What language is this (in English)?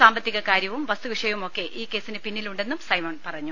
Malayalam